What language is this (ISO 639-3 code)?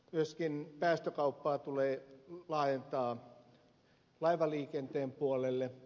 fin